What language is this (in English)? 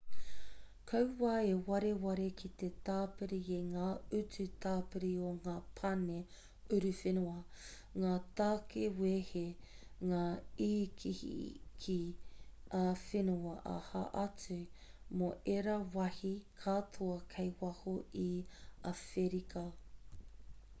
Māori